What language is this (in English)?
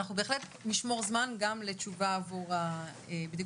Hebrew